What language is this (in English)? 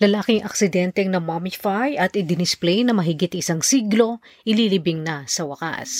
Filipino